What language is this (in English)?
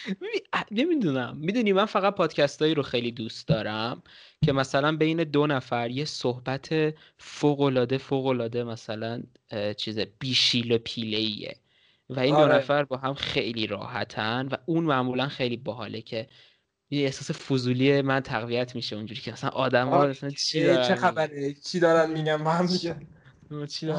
Persian